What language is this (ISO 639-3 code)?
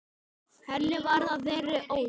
isl